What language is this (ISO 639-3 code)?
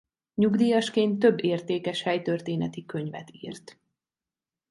hun